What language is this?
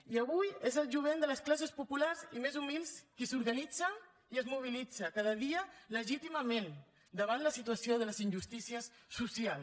Catalan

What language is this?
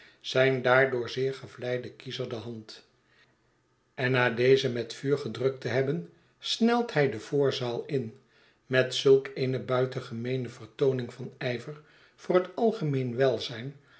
Dutch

